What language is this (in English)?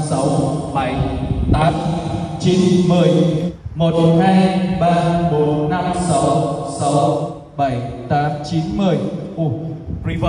Vietnamese